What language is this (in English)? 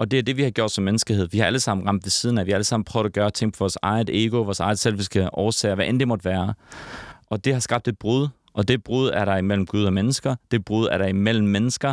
Danish